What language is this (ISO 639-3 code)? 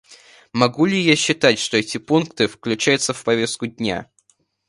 rus